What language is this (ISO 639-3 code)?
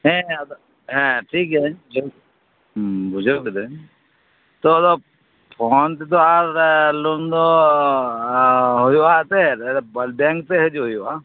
sat